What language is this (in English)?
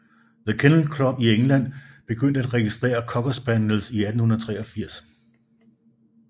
Danish